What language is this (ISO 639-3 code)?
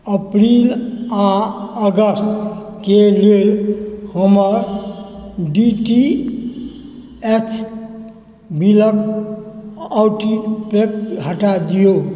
mai